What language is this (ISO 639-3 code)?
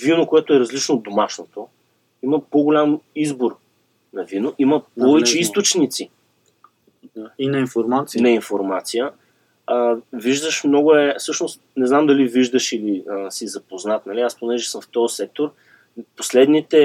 bul